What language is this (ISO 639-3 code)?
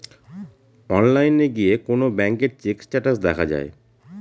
ben